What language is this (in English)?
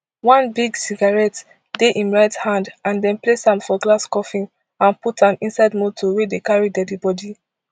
Nigerian Pidgin